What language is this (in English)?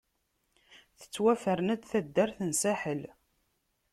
Kabyle